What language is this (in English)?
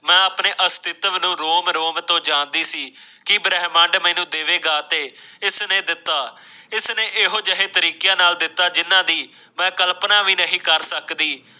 Punjabi